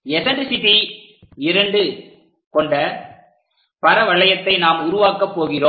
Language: Tamil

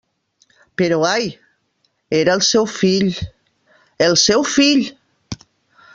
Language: Catalan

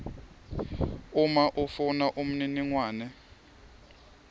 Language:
Swati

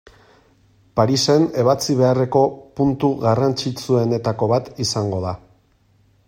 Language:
Basque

